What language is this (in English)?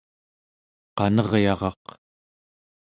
Central Yupik